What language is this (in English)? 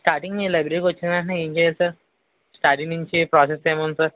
Telugu